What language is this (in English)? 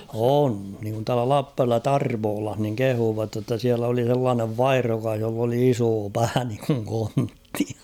Finnish